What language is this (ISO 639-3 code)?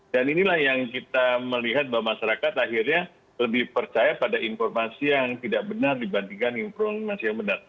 ind